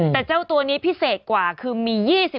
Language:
Thai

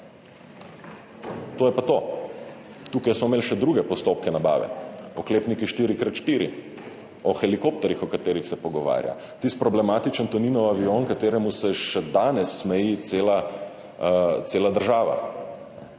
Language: Slovenian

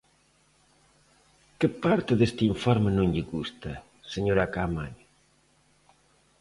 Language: Galician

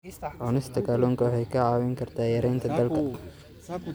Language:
Somali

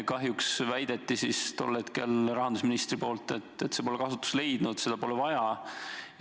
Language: Estonian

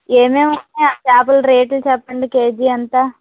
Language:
Telugu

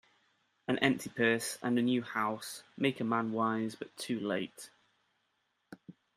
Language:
English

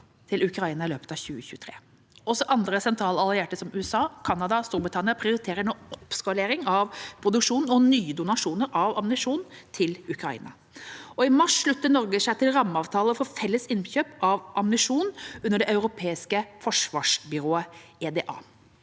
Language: Norwegian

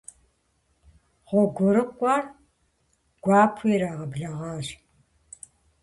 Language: Kabardian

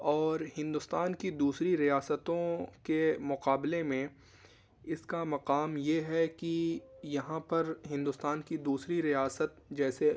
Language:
Urdu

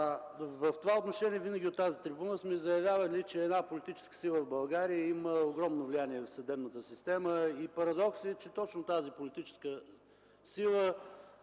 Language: Bulgarian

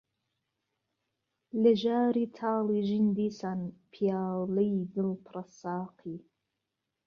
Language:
Central Kurdish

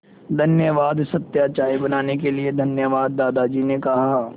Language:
Hindi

